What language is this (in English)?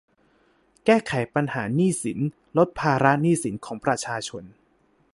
Thai